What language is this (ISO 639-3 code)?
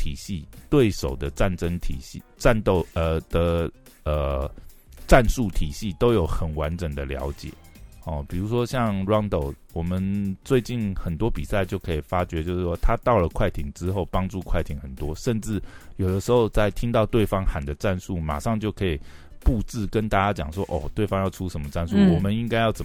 zho